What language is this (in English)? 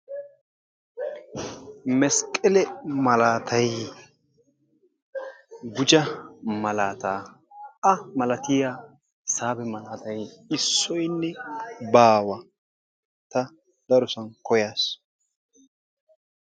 Wolaytta